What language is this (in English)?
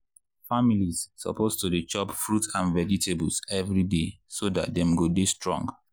Nigerian Pidgin